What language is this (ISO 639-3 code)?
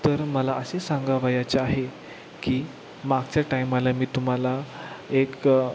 mar